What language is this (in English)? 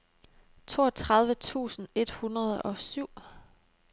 Danish